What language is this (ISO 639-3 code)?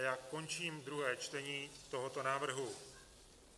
ces